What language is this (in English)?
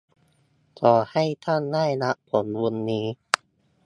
Thai